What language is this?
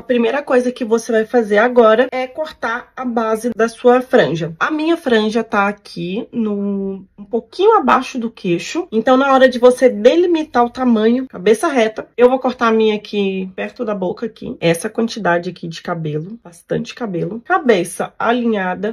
Portuguese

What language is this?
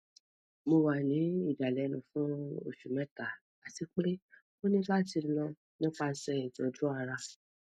Yoruba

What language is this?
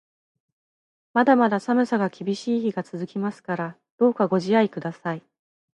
Japanese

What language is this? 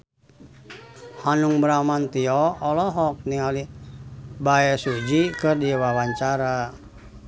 Sundanese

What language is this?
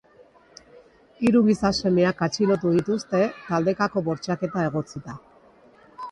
Basque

